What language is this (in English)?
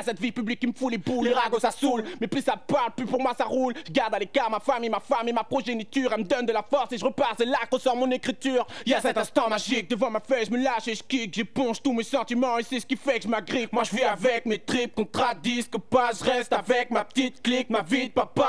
French